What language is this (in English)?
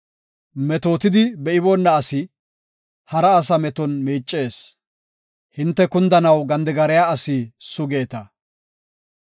Gofa